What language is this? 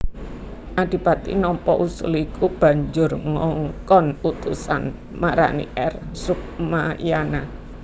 Javanese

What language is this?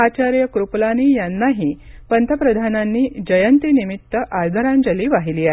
Marathi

